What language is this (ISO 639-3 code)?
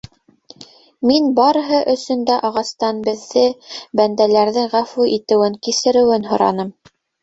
bak